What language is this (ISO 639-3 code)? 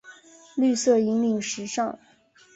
zho